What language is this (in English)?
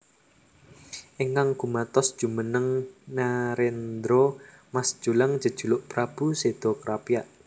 Javanese